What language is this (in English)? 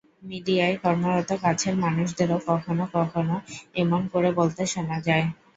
Bangla